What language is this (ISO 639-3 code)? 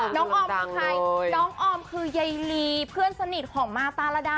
tha